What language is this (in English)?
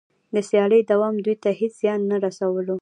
Pashto